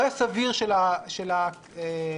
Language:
Hebrew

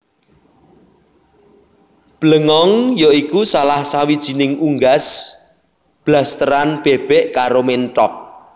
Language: Javanese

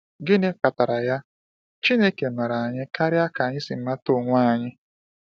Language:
Igbo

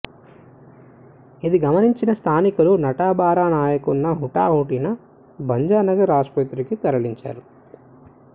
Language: Telugu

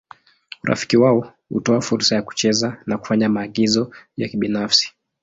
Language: Swahili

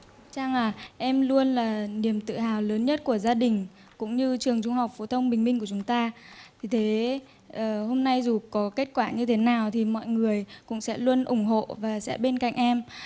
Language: Vietnamese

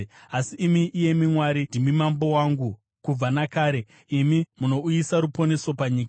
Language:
Shona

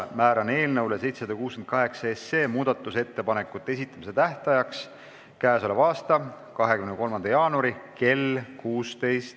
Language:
Estonian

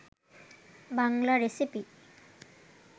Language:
Bangla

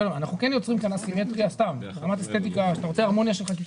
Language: Hebrew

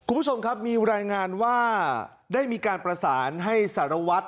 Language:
Thai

